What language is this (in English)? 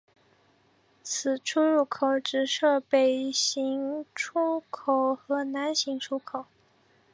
Chinese